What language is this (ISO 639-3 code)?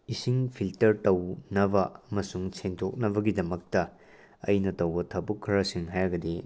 mni